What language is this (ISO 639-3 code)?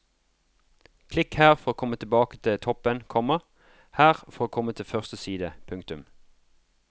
nor